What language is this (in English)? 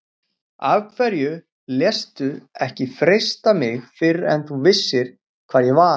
Icelandic